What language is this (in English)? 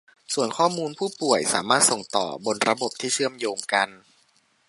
Thai